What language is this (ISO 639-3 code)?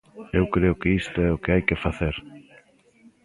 glg